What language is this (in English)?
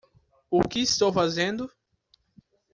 Portuguese